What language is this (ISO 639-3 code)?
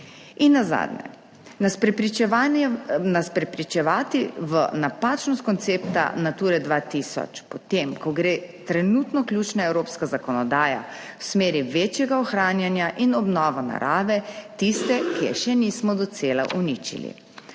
slv